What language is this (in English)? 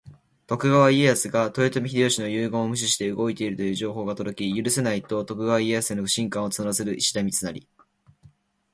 Japanese